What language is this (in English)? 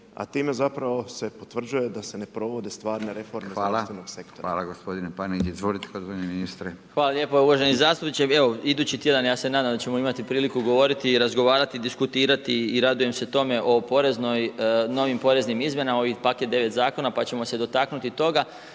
Croatian